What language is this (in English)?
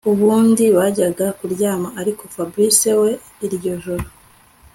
Kinyarwanda